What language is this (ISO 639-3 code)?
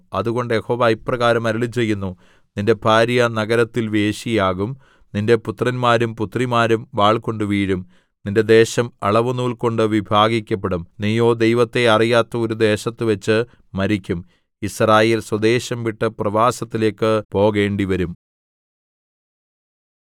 mal